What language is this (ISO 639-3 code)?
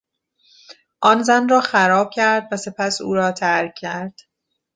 fas